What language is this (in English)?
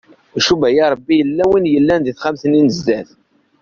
Kabyle